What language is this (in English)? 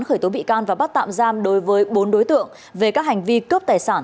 Vietnamese